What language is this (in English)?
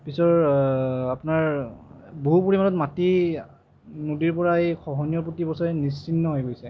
Assamese